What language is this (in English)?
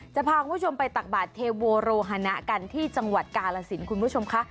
Thai